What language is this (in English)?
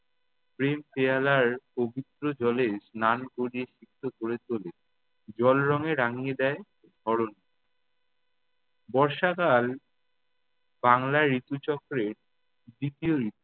Bangla